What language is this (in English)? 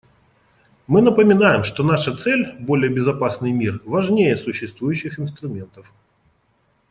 Russian